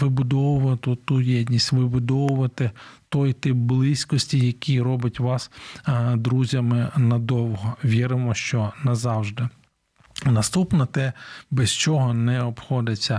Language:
Ukrainian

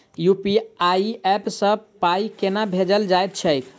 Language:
Maithili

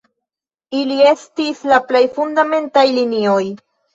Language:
Esperanto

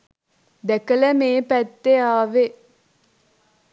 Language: Sinhala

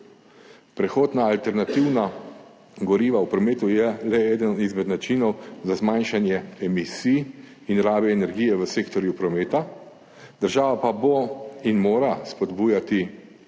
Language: Slovenian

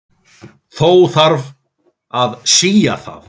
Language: Icelandic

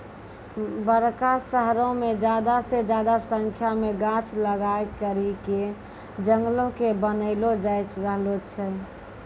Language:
Maithili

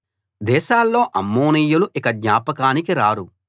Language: Telugu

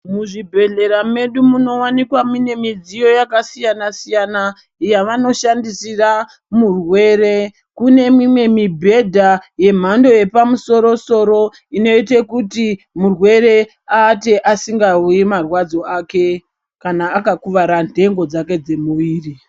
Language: Ndau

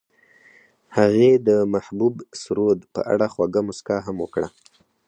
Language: Pashto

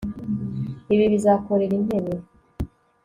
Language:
Kinyarwanda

